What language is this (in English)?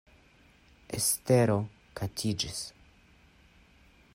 Esperanto